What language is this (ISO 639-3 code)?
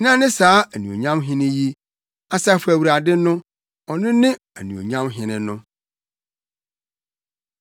aka